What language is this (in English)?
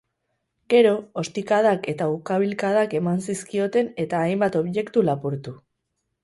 Basque